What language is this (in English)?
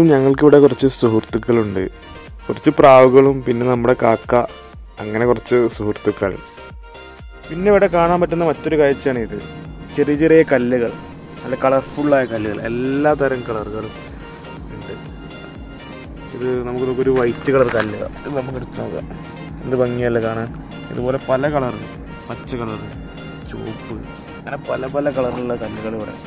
Dutch